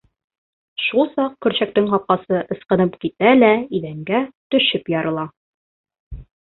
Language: Bashkir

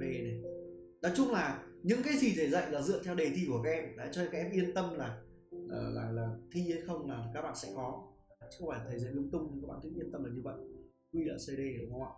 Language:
Vietnamese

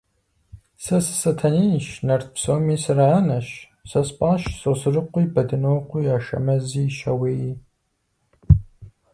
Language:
Kabardian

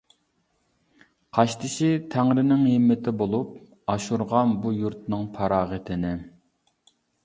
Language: Uyghur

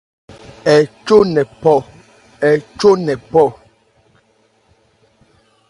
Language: Ebrié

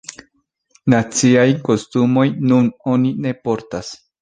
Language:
Esperanto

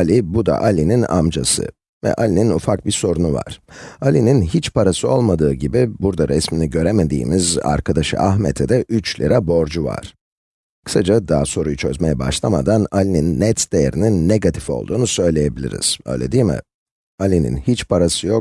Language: Turkish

